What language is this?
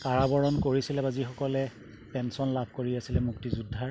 Assamese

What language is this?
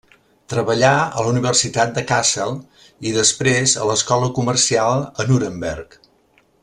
Catalan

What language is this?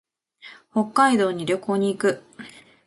Japanese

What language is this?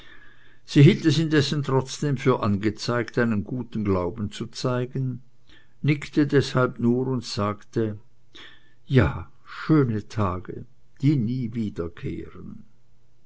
German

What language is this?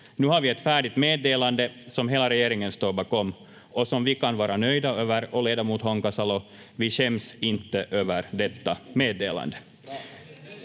Finnish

